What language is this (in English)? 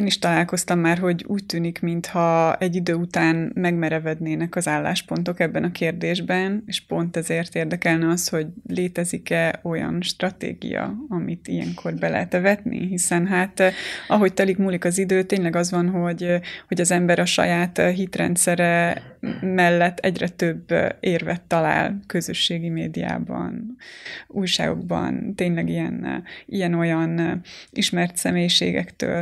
Hungarian